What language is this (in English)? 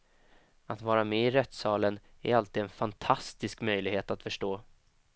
Swedish